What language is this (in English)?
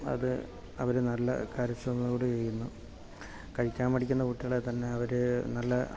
Malayalam